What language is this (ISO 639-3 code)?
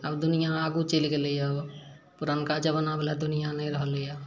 mai